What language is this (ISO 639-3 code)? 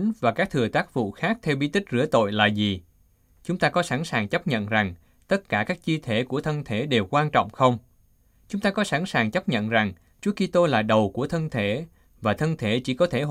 vie